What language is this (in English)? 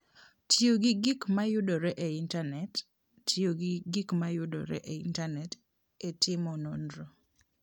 Luo (Kenya and Tanzania)